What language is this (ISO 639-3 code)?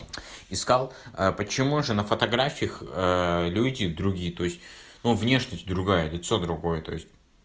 rus